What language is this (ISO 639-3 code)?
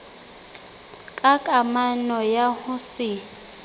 sot